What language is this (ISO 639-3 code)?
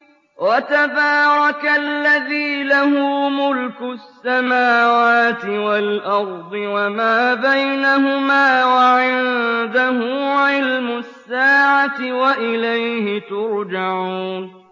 ara